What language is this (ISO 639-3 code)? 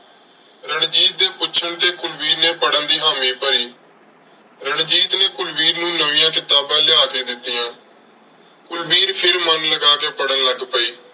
pan